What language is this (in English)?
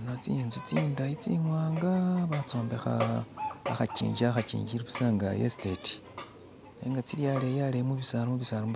Masaaba